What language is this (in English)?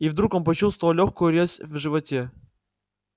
Russian